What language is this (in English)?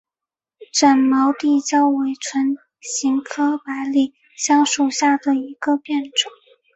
Chinese